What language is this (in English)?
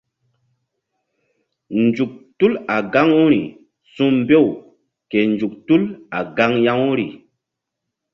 Mbum